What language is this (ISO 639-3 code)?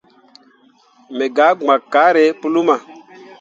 mua